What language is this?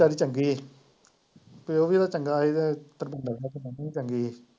Punjabi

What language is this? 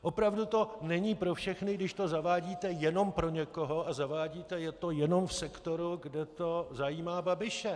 Czech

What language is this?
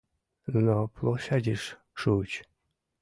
Mari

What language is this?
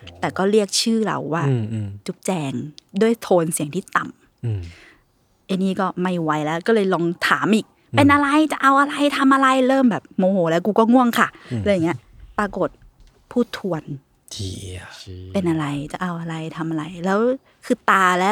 Thai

